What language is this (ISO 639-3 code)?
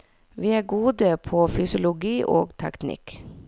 nor